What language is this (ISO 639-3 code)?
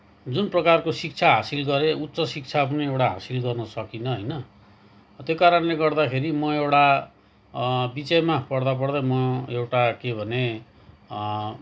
nep